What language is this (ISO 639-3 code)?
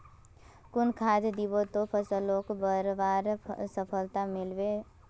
mag